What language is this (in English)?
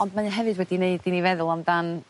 Welsh